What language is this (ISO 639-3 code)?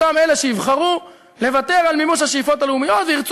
heb